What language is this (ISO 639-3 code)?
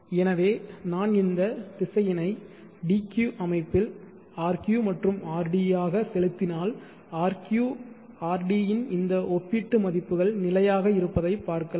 tam